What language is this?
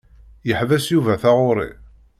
Kabyle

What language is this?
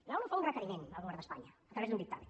Catalan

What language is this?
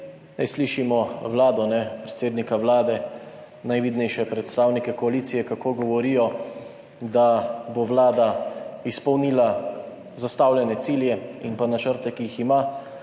Slovenian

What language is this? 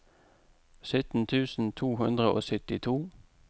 Norwegian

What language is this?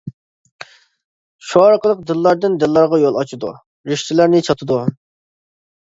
Uyghur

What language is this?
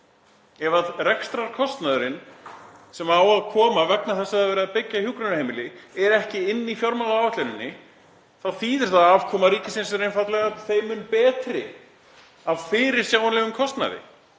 Icelandic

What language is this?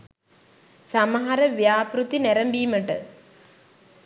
Sinhala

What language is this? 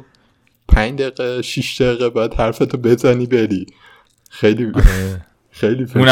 Persian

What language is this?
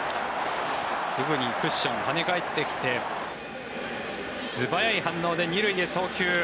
Japanese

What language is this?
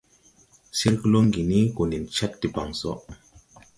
Tupuri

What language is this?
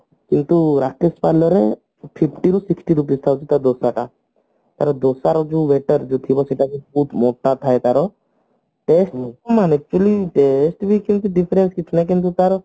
Odia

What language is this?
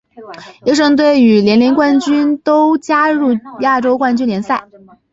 Chinese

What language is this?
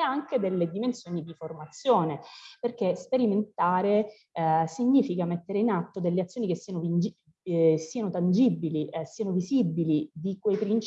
Italian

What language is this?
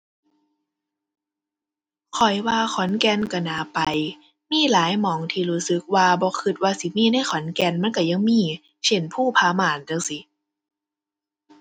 Thai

